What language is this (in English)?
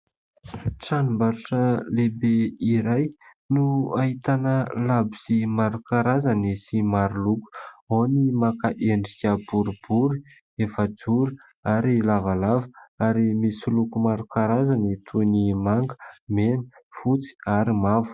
Malagasy